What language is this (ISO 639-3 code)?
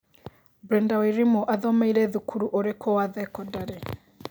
kik